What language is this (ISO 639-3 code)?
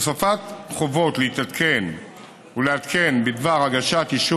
heb